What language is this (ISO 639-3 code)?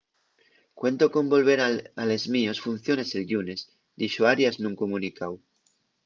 ast